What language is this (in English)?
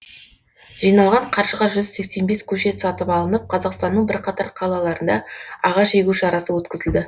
Kazakh